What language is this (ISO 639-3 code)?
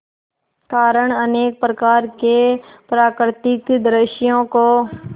hin